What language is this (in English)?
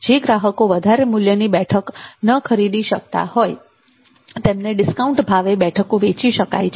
Gujarati